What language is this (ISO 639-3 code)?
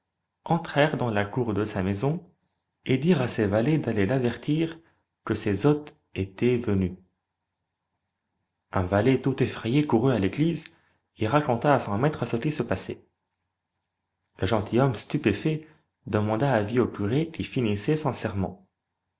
fra